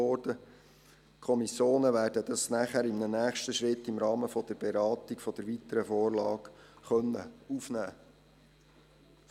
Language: Swiss German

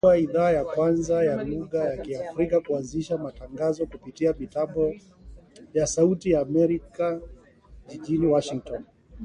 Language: Swahili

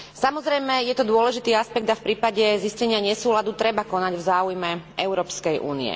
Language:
Slovak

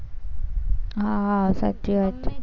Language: Gujarati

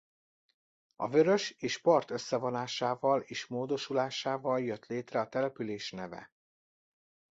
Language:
Hungarian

